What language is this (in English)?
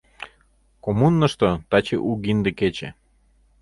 Mari